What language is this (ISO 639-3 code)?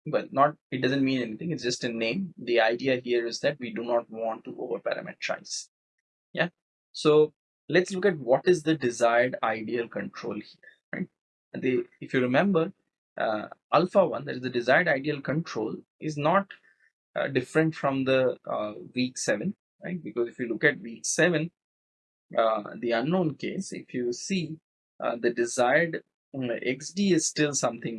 eng